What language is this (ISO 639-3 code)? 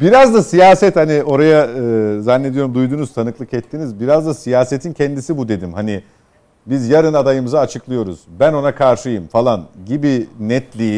tur